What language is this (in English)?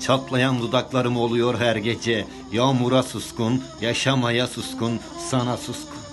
Turkish